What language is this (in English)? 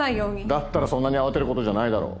Japanese